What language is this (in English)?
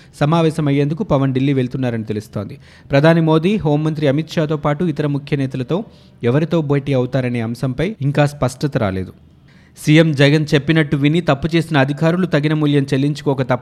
Telugu